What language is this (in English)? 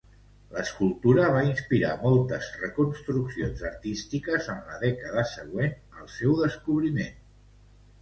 Catalan